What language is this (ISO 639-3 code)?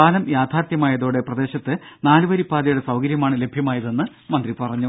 mal